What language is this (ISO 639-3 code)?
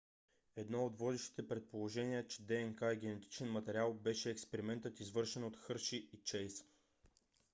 bul